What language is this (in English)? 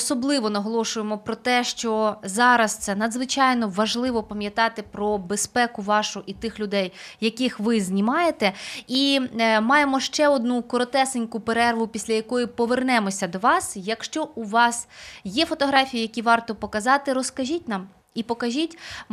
Ukrainian